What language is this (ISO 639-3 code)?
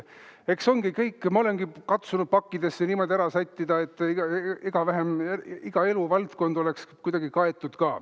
est